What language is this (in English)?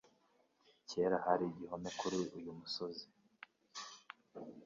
Kinyarwanda